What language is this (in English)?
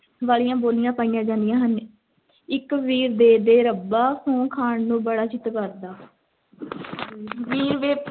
Punjabi